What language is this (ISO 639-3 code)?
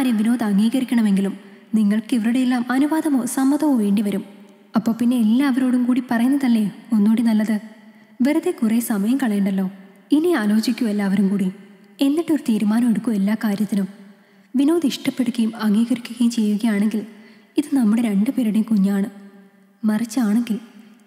mal